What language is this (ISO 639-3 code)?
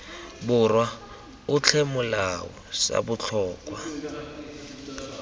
tsn